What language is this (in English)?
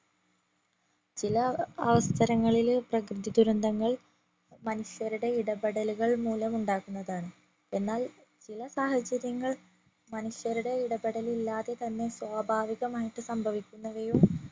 Malayalam